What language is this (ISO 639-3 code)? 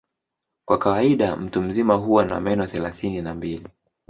swa